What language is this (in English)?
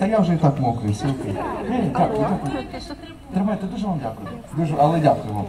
Ukrainian